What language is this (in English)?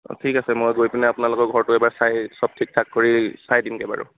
Assamese